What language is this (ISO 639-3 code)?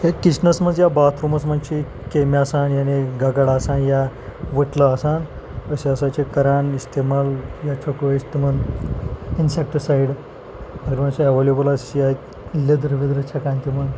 kas